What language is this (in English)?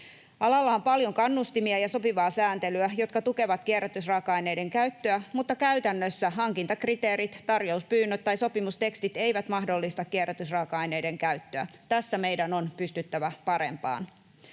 Finnish